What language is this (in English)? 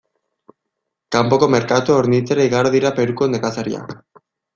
Basque